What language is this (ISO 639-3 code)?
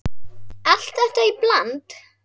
isl